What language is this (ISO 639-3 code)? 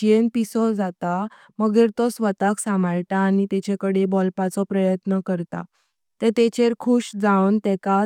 kok